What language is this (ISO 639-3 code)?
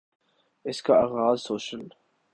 urd